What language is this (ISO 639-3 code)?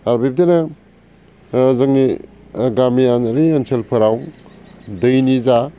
brx